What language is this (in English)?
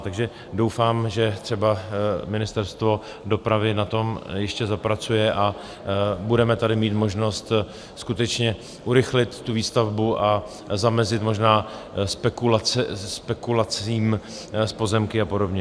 Czech